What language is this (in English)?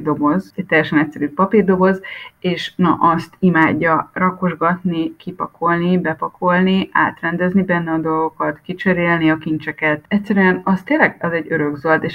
Hungarian